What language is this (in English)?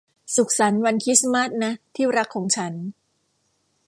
Thai